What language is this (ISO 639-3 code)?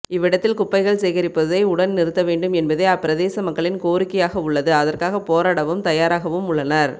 tam